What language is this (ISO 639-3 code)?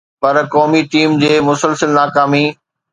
snd